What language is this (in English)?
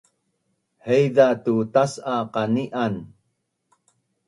Bunun